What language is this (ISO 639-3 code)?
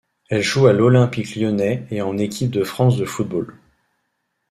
fra